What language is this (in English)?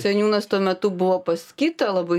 Lithuanian